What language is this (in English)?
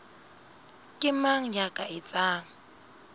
Southern Sotho